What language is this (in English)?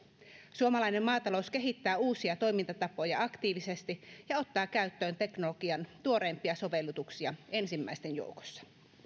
Finnish